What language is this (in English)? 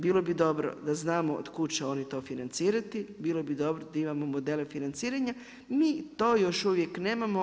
Croatian